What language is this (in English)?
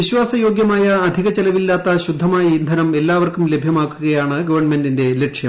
Malayalam